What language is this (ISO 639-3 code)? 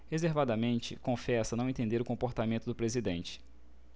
por